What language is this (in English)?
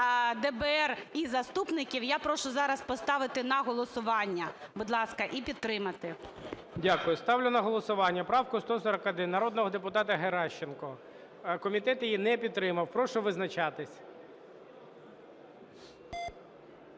Ukrainian